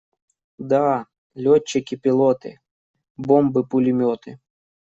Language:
Russian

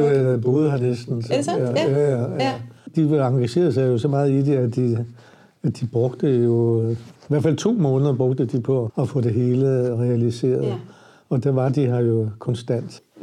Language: Danish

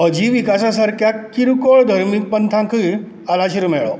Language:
Konkani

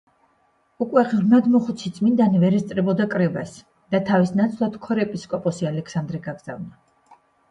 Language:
Georgian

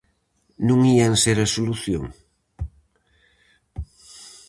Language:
Galician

